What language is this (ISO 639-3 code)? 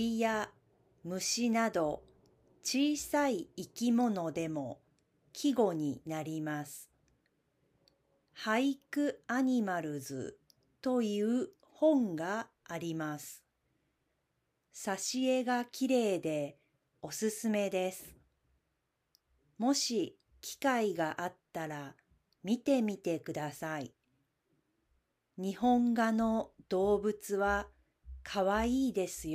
jpn